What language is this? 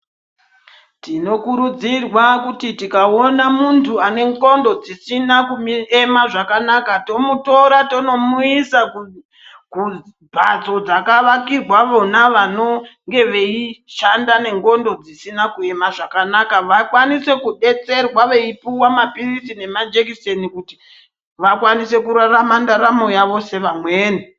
Ndau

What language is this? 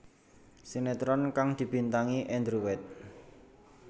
Javanese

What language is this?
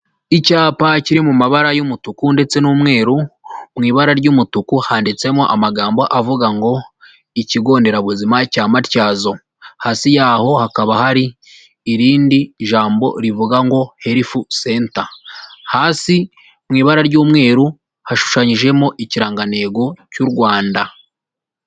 Kinyarwanda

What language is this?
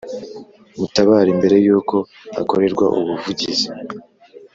Kinyarwanda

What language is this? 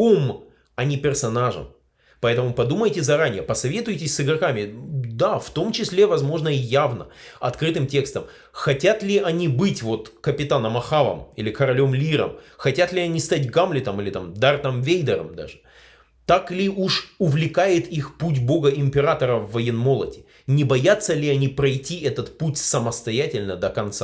Russian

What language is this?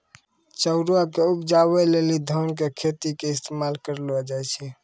Maithili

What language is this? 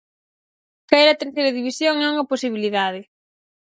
Galician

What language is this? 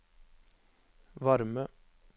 Norwegian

